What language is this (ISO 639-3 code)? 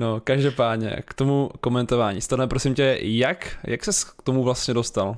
ces